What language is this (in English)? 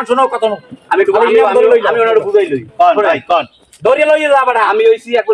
Bangla